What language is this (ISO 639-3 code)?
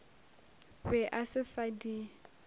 nso